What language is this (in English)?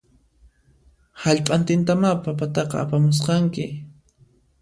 Puno Quechua